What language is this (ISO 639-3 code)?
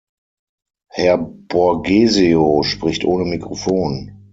deu